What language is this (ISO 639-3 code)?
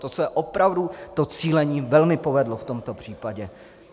ces